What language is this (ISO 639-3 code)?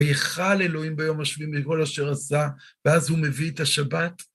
heb